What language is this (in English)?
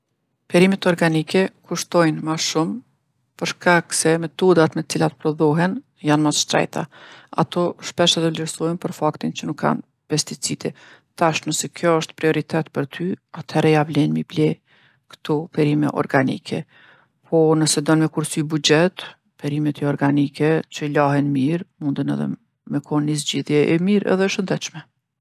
Gheg Albanian